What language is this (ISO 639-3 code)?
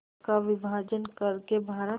hin